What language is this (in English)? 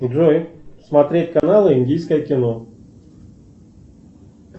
Russian